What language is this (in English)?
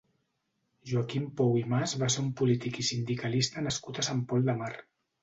Catalan